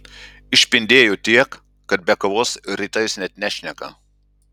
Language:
Lithuanian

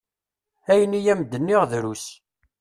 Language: Kabyle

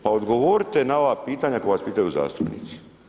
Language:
Croatian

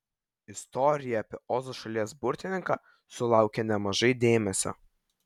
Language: Lithuanian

